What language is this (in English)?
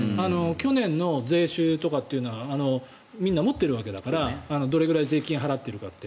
Japanese